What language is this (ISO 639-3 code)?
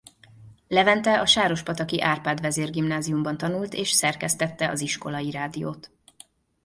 hun